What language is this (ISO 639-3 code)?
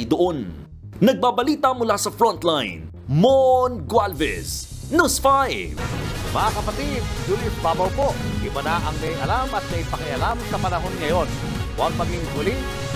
fil